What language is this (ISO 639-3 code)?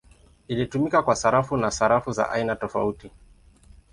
swa